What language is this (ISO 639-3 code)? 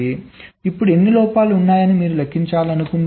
tel